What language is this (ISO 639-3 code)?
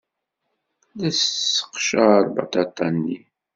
kab